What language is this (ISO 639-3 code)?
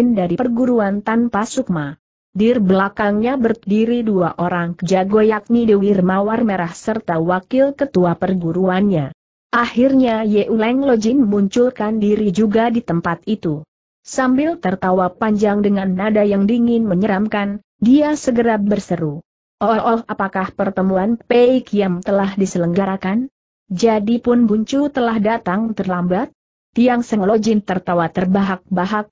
ind